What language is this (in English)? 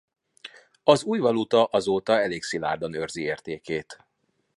Hungarian